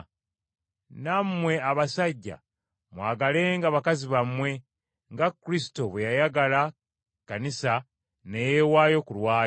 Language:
Ganda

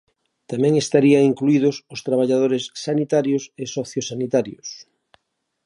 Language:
Galician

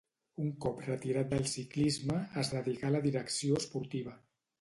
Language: Catalan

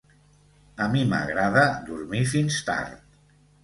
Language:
Catalan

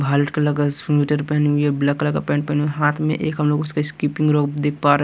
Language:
Hindi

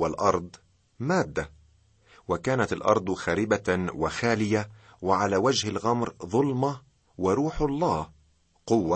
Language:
Arabic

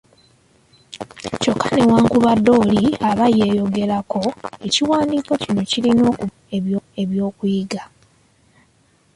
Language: Ganda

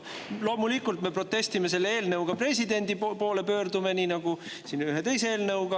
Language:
Estonian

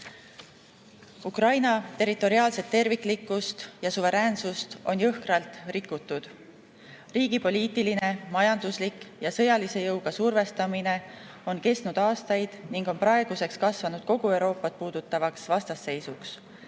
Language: Estonian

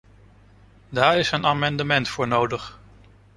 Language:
Dutch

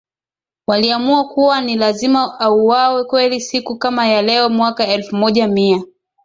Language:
Swahili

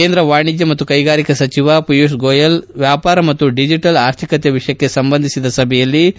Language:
Kannada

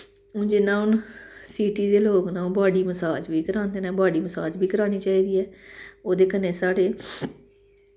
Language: Dogri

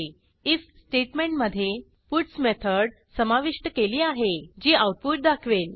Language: Marathi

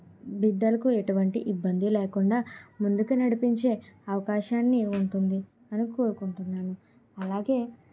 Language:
Telugu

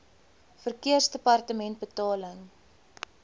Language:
Afrikaans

